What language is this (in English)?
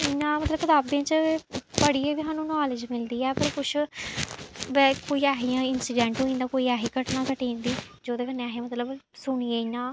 Dogri